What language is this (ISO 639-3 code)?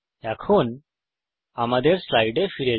ben